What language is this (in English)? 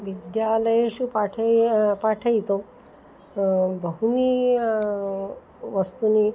Sanskrit